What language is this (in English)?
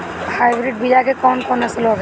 Bhojpuri